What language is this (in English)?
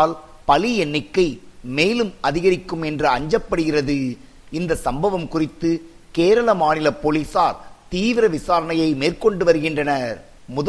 Tamil